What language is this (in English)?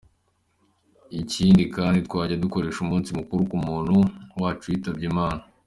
Kinyarwanda